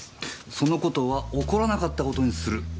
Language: Japanese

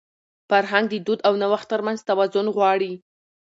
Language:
Pashto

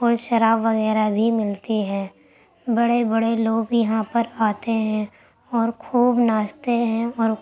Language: Urdu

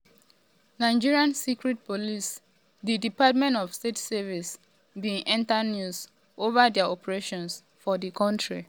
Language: Nigerian Pidgin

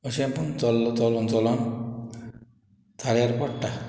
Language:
Konkani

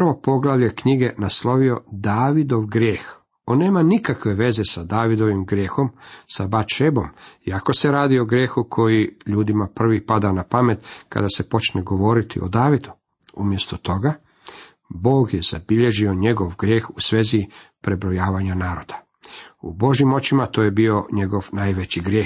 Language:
Croatian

